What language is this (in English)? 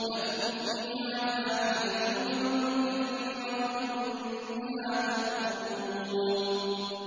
Arabic